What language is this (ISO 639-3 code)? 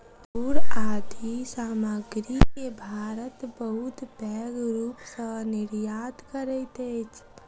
mai